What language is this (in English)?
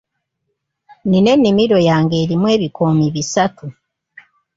Ganda